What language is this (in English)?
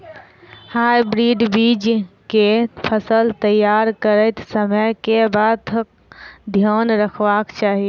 Maithili